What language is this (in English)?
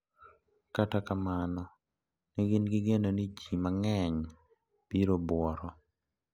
Luo (Kenya and Tanzania)